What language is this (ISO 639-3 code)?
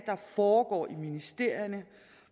dan